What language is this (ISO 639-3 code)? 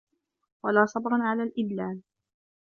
ara